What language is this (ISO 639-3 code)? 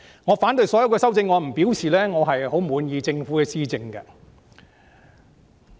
yue